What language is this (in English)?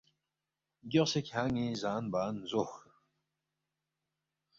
Balti